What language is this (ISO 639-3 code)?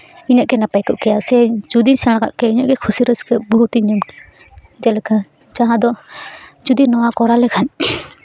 sat